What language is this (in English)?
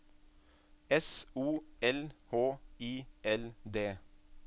Norwegian